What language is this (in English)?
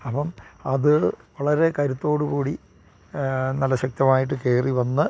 Malayalam